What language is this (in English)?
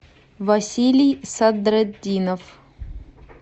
Russian